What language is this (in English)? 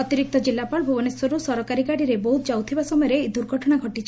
Odia